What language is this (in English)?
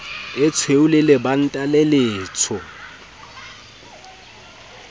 Southern Sotho